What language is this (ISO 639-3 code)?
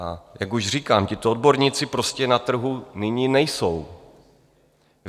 ces